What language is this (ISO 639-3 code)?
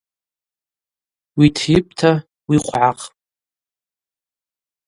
abq